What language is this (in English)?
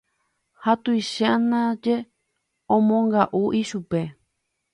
Guarani